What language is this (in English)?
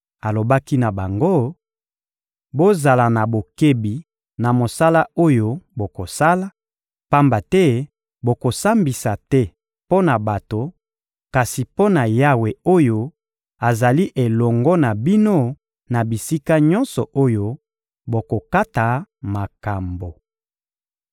Lingala